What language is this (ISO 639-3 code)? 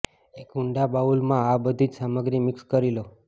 guj